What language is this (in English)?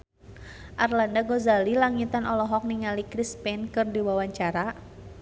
Sundanese